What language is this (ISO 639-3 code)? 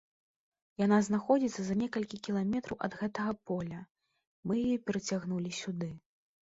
bel